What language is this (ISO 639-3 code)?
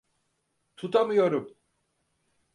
tur